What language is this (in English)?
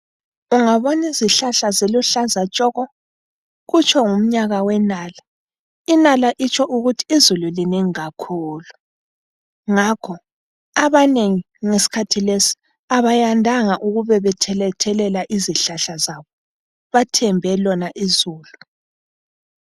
North Ndebele